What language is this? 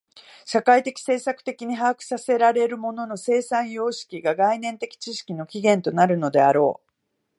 Japanese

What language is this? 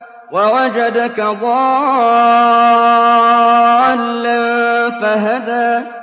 Arabic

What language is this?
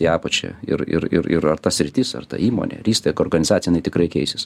Lithuanian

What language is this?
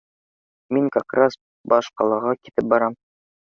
Bashkir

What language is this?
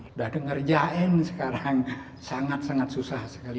Indonesian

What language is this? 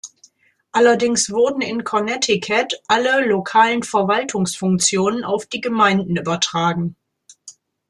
German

